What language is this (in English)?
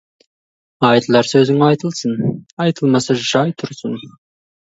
Kazakh